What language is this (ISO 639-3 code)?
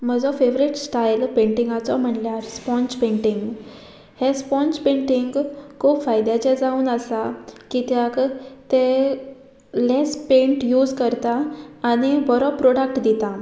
kok